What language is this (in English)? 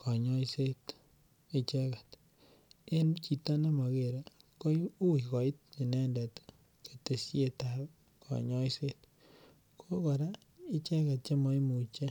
Kalenjin